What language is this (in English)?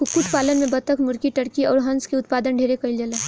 Bhojpuri